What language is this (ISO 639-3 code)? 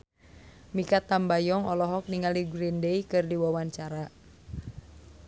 sun